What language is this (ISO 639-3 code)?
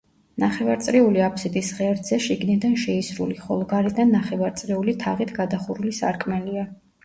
kat